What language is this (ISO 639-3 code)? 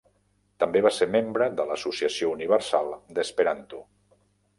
cat